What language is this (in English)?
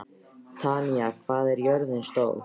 Icelandic